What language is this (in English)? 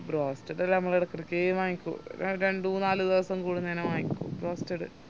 Malayalam